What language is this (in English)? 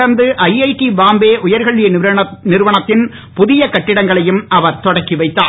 Tamil